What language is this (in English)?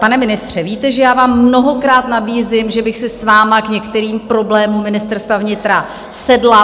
Czech